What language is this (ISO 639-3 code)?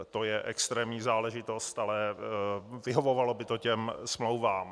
ces